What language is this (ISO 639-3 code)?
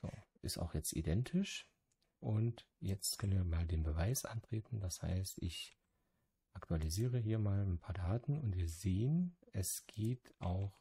deu